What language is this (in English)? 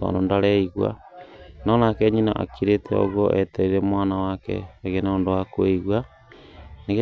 Kikuyu